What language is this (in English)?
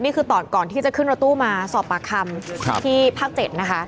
Thai